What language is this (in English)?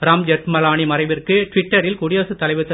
Tamil